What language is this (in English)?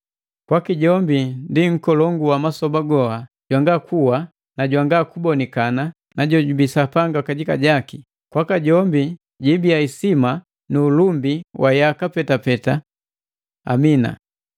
Matengo